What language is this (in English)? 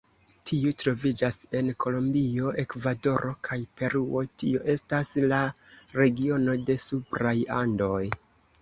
Esperanto